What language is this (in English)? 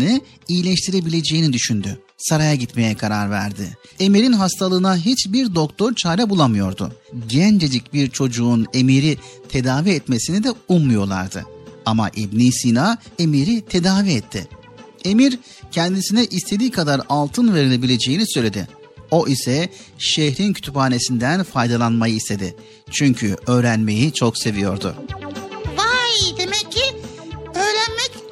Turkish